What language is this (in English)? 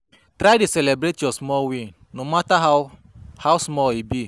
Nigerian Pidgin